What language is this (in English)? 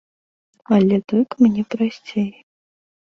Belarusian